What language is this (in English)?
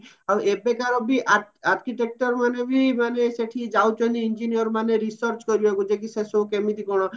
Odia